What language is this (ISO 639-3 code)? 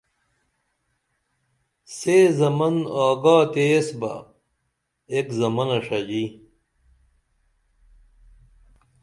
dml